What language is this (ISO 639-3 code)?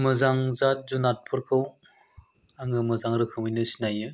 brx